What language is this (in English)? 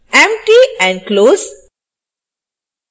Hindi